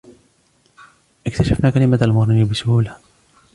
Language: Arabic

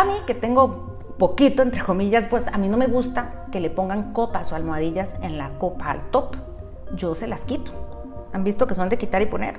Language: Spanish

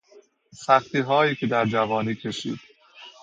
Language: Persian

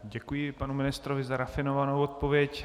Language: Czech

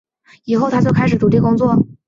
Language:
Chinese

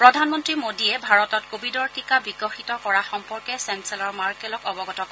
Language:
Assamese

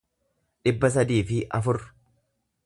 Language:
Oromo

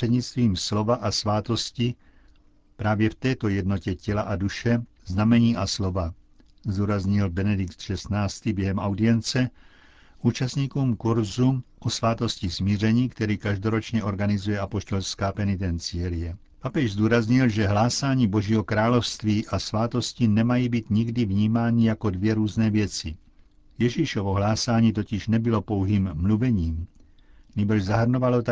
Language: Czech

